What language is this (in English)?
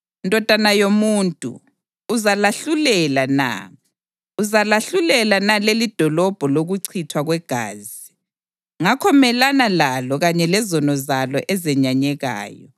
North Ndebele